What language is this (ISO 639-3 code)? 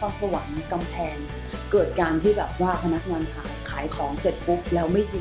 tha